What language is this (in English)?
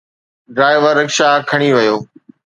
Sindhi